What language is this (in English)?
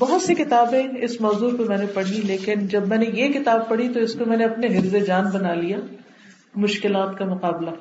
Urdu